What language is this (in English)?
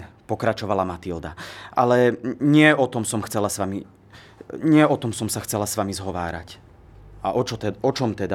Slovak